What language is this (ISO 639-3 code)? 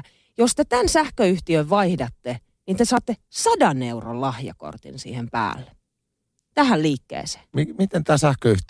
fin